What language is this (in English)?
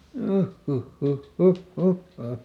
Finnish